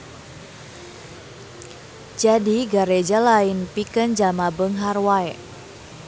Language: Sundanese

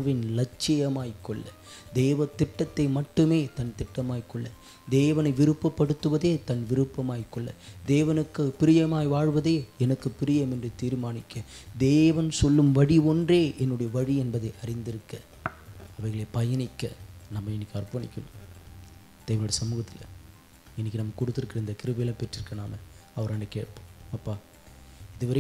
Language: Tamil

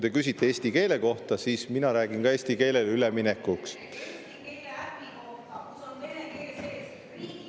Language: Estonian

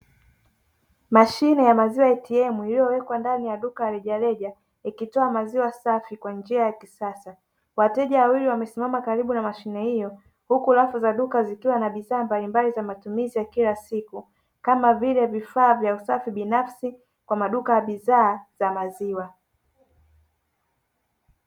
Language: Swahili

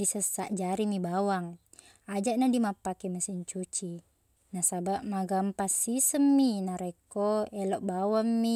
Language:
Buginese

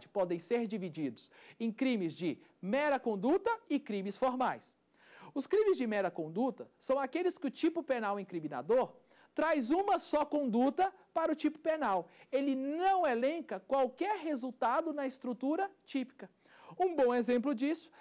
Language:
Portuguese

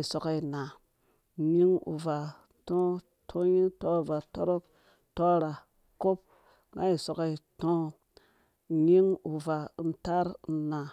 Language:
Dũya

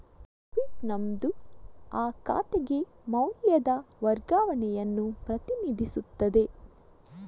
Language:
Kannada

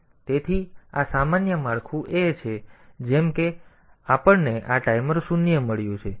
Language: Gujarati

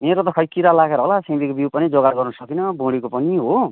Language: Nepali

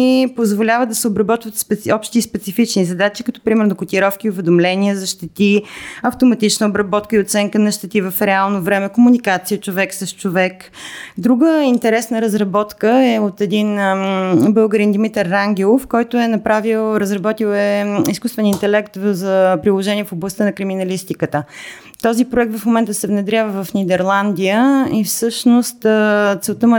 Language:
Bulgarian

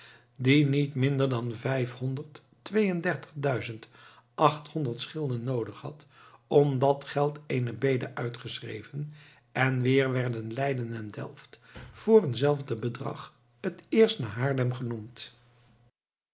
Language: Dutch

